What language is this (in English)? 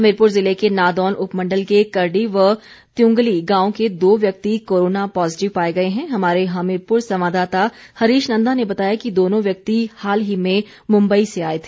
Hindi